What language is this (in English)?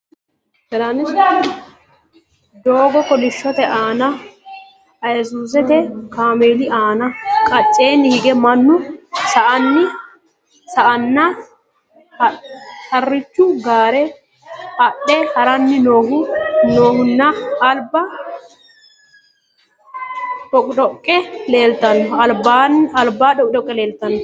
Sidamo